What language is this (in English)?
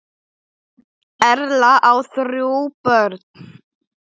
Icelandic